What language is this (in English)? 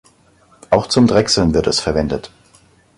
German